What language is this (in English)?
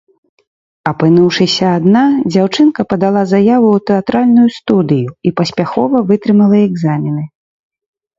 Belarusian